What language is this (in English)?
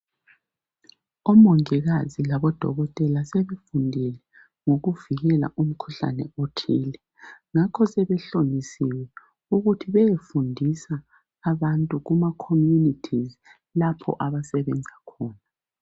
North Ndebele